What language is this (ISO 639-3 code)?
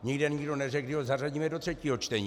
ces